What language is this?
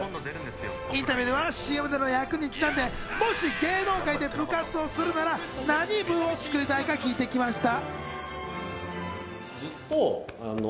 Japanese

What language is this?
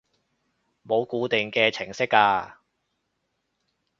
Cantonese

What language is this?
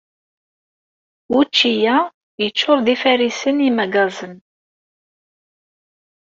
Kabyle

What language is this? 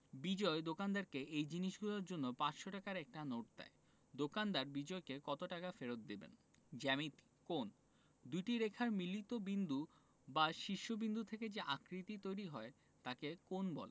Bangla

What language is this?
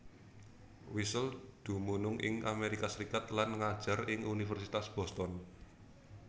Javanese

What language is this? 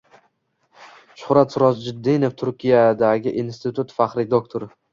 Uzbek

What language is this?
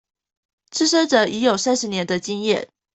Chinese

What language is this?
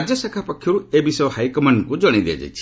Odia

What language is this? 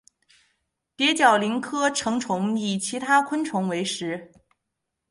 Chinese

